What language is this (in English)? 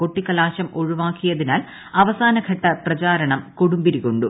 Malayalam